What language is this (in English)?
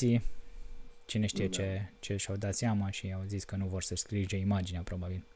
Romanian